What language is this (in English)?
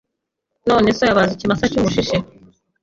Kinyarwanda